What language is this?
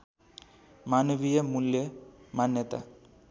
Nepali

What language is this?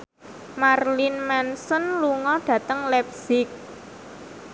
Javanese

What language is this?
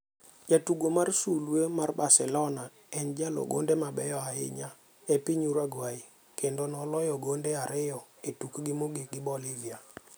Luo (Kenya and Tanzania)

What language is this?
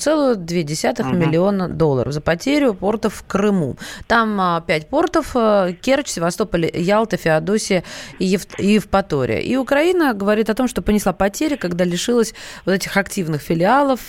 Russian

